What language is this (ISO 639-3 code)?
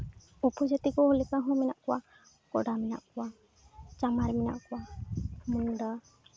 sat